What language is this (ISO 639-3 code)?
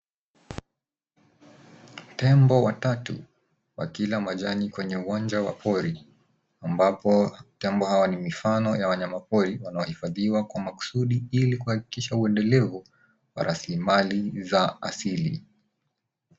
swa